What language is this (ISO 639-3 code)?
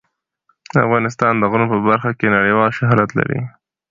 pus